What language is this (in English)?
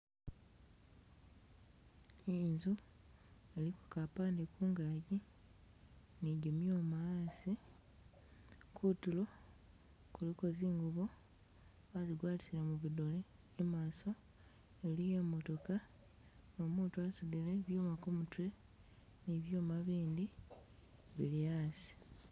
Masaaba